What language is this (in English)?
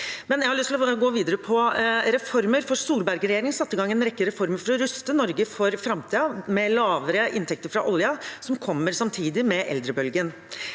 Norwegian